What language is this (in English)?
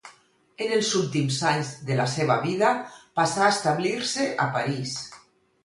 Catalan